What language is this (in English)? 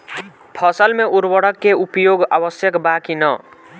Bhojpuri